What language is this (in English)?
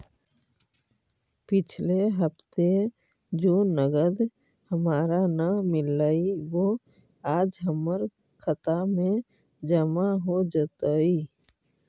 Magahi